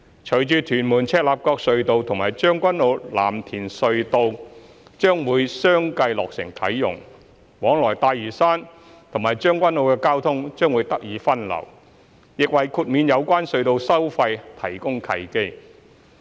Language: Cantonese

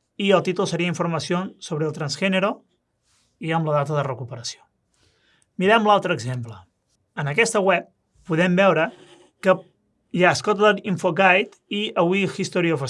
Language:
Catalan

